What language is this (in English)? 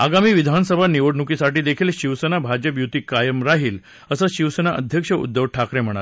Marathi